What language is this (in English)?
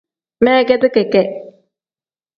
Tem